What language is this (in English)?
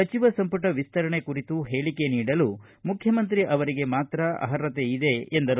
Kannada